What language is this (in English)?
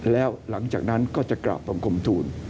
Thai